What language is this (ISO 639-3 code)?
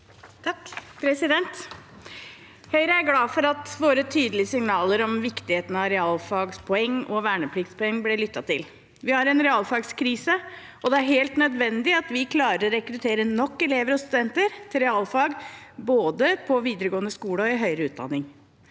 nor